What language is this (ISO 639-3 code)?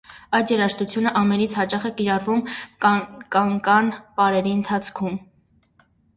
hye